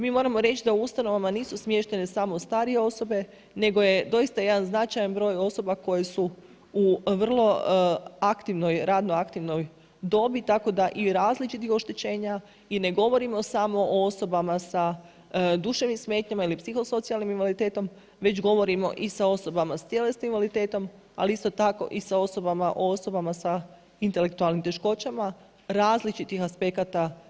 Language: Croatian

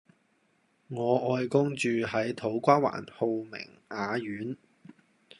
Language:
Cantonese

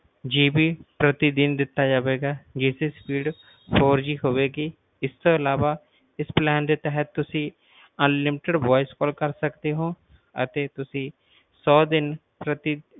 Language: Punjabi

